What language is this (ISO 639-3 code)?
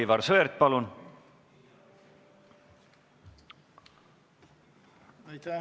est